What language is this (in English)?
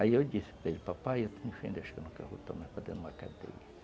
Portuguese